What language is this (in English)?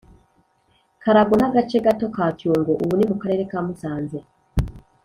Kinyarwanda